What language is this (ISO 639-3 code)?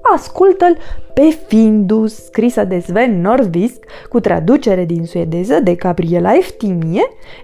ron